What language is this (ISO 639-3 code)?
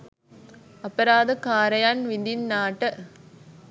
sin